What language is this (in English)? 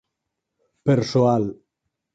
Galician